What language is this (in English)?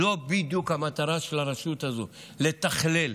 Hebrew